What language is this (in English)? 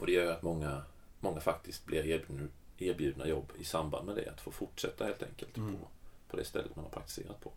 Swedish